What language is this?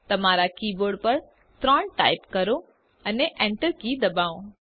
Gujarati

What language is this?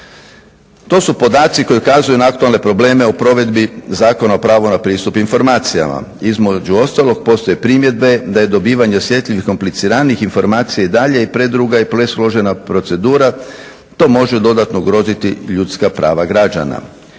Croatian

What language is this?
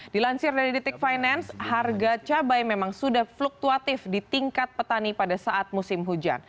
Indonesian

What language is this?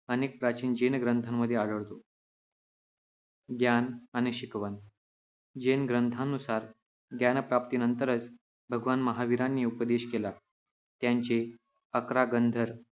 Marathi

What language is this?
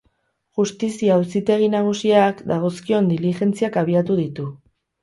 Basque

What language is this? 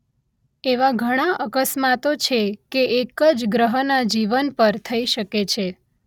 Gujarati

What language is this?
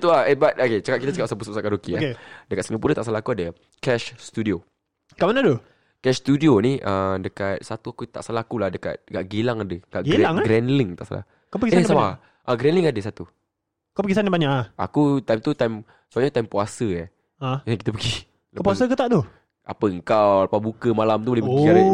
Malay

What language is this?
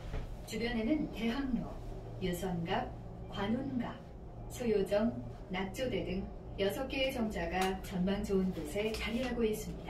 Korean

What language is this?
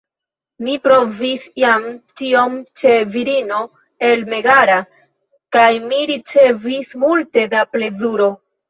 Esperanto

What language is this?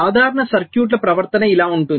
Telugu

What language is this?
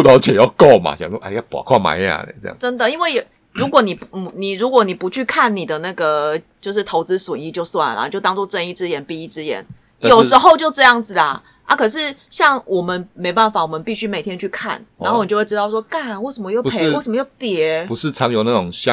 Chinese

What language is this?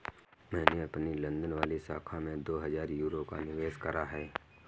Hindi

